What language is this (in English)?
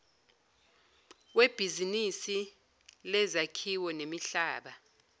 Zulu